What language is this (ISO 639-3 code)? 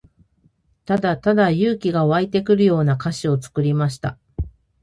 jpn